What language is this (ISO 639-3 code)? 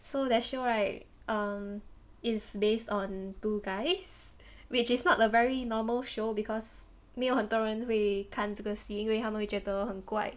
eng